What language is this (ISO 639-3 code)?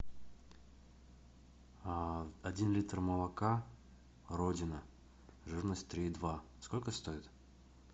rus